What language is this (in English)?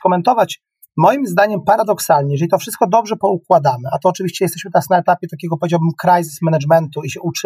Polish